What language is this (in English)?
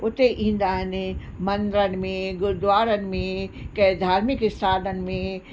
Sindhi